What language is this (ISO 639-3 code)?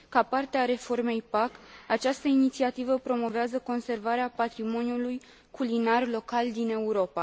ron